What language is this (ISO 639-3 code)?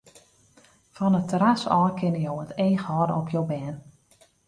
fry